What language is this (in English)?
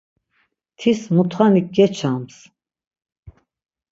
Laz